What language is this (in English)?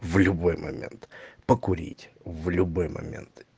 Russian